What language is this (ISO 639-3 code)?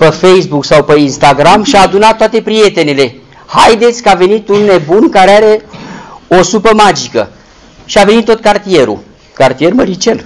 ron